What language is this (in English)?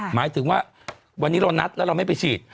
Thai